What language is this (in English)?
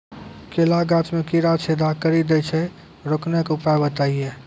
Maithili